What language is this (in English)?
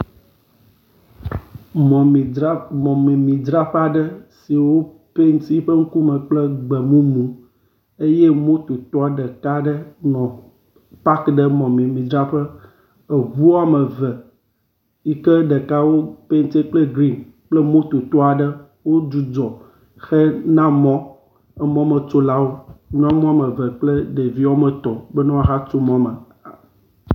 Ewe